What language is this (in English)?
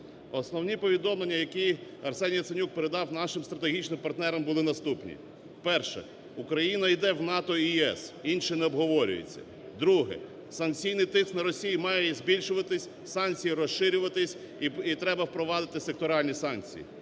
Ukrainian